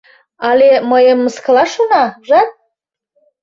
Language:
Mari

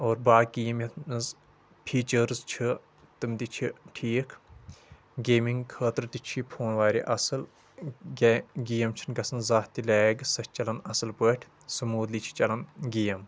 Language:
Kashmiri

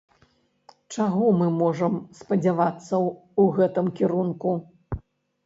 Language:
Belarusian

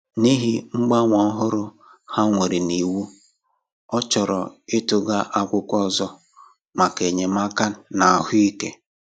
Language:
Igbo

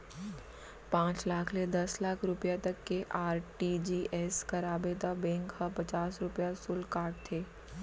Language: Chhattisgarhi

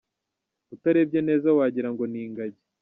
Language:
Kinyarwanda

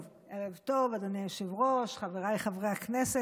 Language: Hebrew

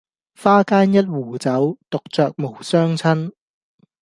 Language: Cantonese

